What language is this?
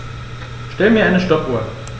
German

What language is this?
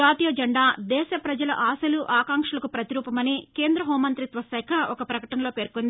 Telugu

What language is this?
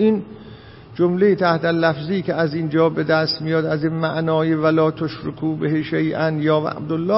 Persian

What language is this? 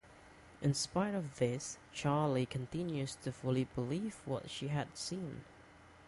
English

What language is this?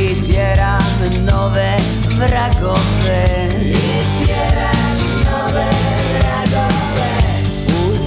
Croatian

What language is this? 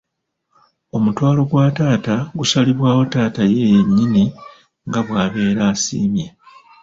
Ganda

